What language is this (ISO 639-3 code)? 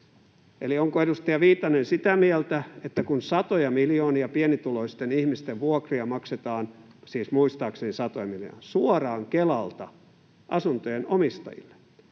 fin